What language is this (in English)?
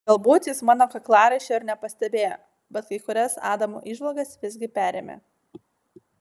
Lithuanian